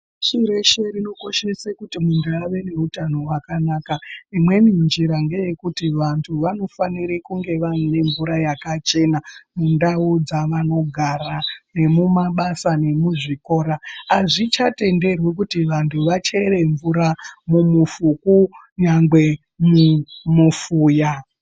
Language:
Ndau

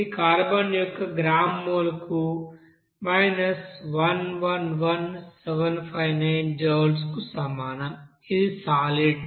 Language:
Telugu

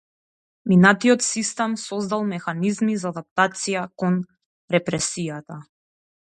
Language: Macedonian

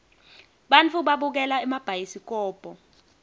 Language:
Swati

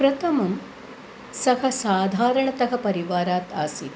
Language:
Sanskrit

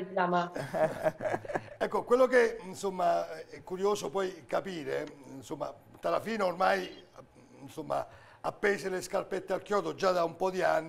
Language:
Italian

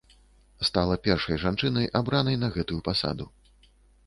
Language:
Belarusian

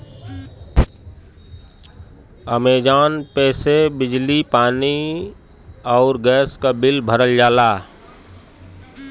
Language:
Bhojpuri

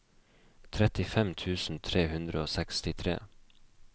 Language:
Norwegian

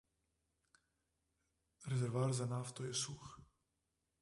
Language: Slovenian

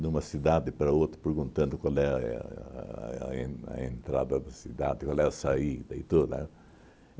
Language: Portuguese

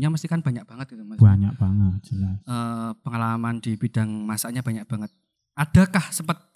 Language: Indonesian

